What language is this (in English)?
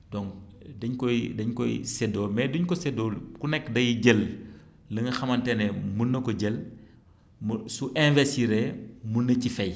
Wolof